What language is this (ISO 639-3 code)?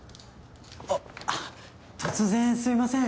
jpn